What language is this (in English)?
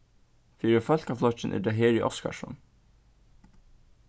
Faroese